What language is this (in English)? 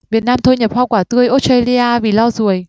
Vietnamese